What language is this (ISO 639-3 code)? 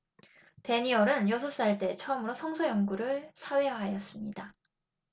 kor